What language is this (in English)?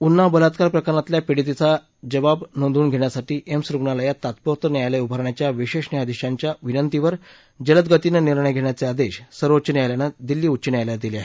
Marathi